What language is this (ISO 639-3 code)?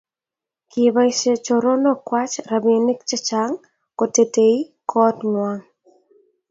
kln